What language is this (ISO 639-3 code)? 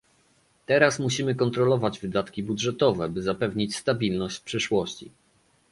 pol